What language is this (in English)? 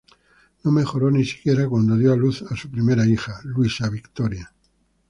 Spanish